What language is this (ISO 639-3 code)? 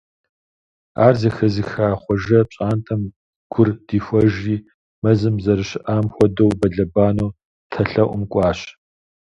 kbd